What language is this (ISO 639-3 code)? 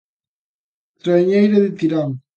glg